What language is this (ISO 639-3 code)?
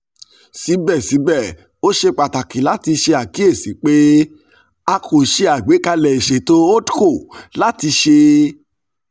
yor